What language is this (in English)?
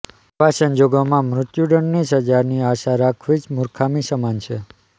Gujarati